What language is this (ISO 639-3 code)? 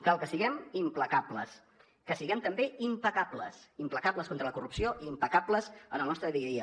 cat